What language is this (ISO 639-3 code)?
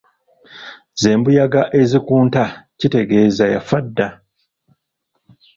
lug